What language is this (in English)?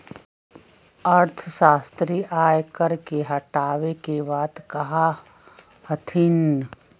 Magahi